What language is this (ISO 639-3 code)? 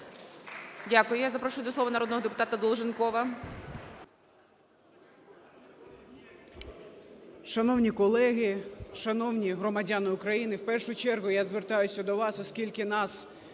ukr